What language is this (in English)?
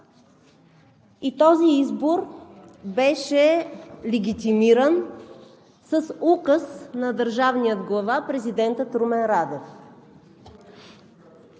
Bulgarian